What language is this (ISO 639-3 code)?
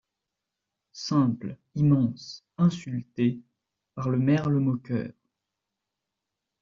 fra